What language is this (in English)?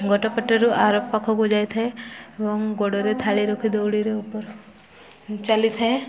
Odia